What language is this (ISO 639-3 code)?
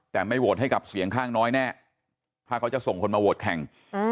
tha